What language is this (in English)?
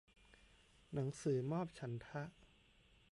Thai